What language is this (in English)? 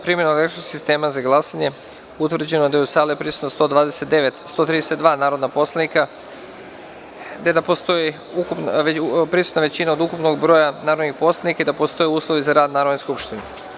Serbian